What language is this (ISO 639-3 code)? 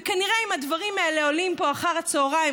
heb